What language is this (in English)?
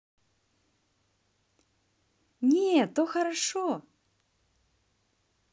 Russian